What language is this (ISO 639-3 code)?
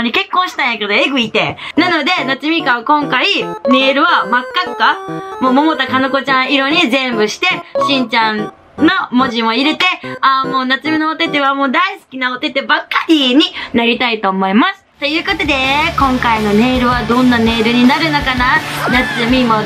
jpn